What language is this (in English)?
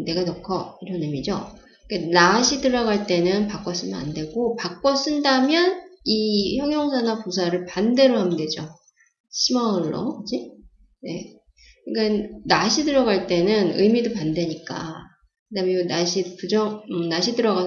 Korean